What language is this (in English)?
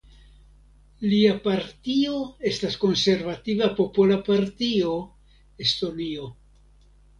Esperanto